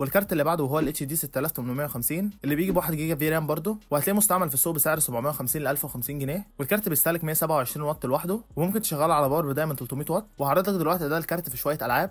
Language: Arabic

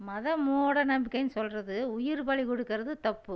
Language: Tamil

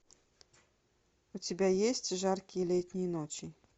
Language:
Russian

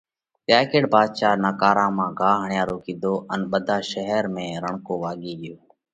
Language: Parkari Koli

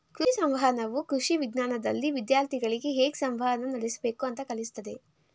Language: Kannada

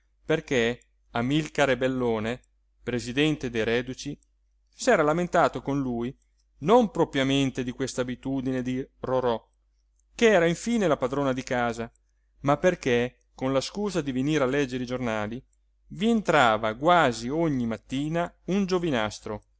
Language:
Italian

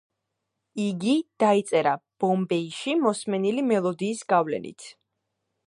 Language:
Georgian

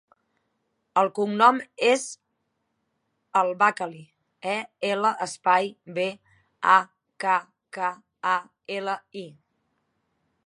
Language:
Catalan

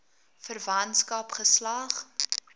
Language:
Afrikaans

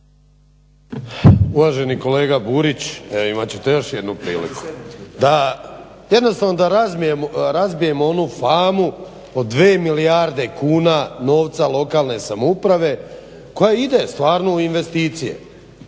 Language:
Croatian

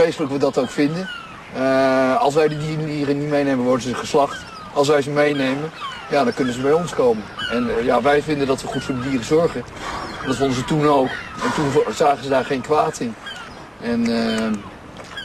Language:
Dutch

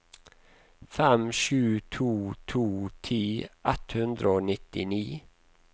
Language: Norwegian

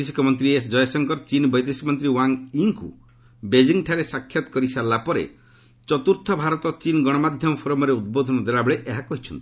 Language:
Odia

